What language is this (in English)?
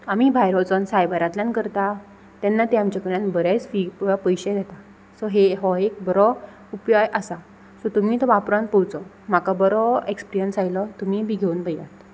Konkani